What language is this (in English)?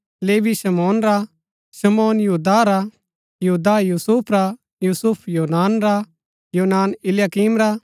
Gaddi